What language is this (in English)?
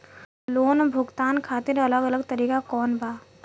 Bhojpuri